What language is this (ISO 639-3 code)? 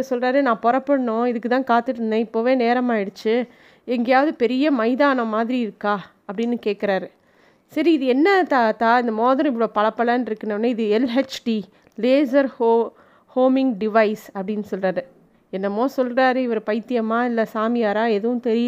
tam